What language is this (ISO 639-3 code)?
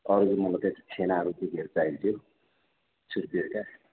nep